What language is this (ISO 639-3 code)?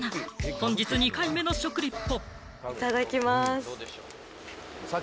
jpn